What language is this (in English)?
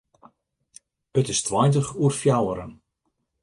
Western Frisian